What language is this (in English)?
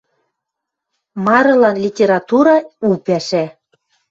Western Mari